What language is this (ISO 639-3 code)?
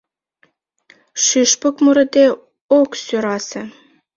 chm